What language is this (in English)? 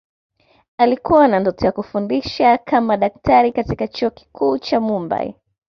Swahili